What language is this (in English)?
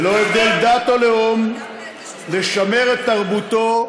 Hebrew